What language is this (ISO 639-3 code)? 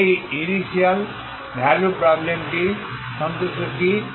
ben